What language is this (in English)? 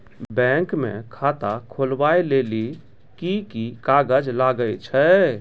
Maithili